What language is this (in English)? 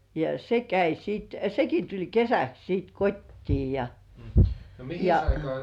Finnish